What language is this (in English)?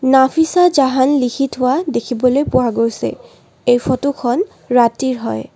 Assamese